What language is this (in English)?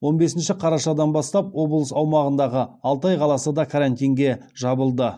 Kazakh